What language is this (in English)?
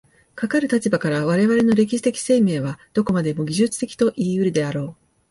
Japanese